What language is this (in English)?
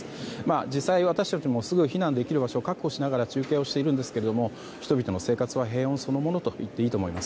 Japanese